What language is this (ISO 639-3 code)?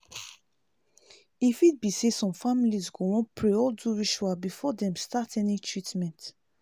pcm